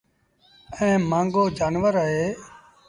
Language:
Sindhi Bhil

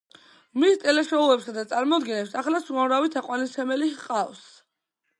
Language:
Georgian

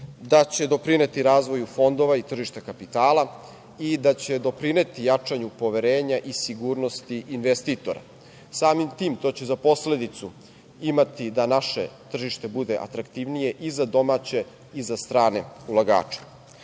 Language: Serbian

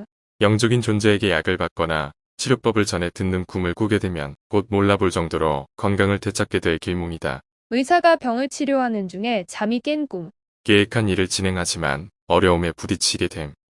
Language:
Korean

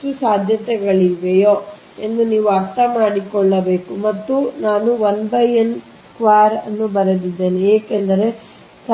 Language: Kannada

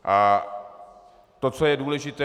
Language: Czech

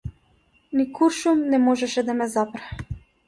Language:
Macedonian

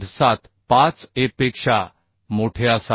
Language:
Marathi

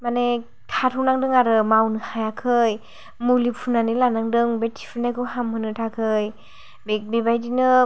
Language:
Bodo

